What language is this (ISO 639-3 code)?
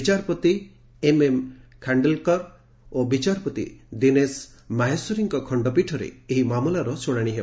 ori